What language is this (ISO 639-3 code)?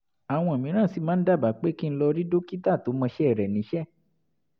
yor